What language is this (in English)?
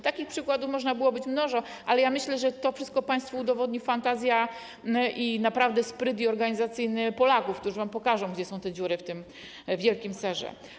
Polish